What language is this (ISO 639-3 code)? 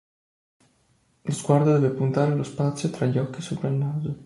ita